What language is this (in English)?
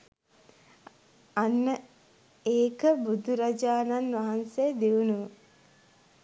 Sinhala